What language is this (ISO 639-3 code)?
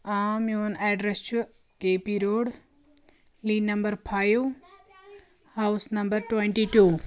kas